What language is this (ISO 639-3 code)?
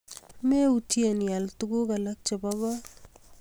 kln